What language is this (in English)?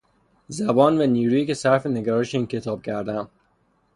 Persian